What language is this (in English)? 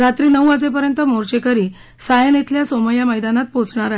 Marathi